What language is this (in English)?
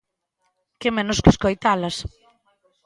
Galician